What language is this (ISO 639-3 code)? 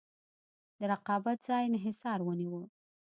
pus